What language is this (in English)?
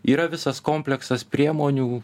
Lithuanian